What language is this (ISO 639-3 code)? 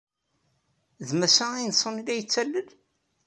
kab